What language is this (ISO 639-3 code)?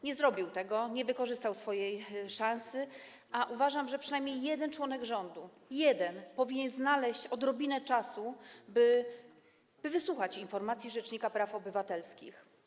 pol